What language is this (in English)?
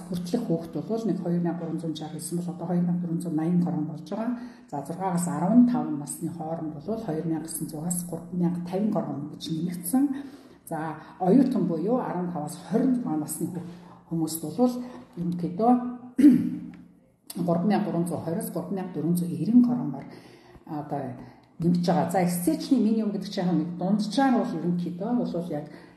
Arabic